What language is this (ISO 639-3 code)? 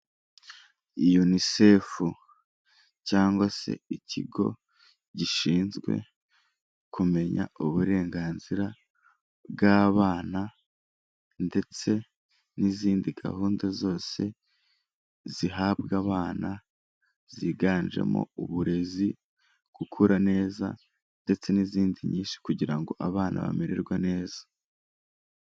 kin